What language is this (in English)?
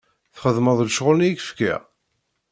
Kabyle